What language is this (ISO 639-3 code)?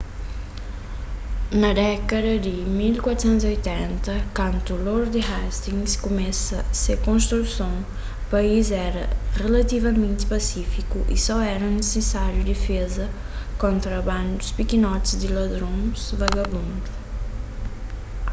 kea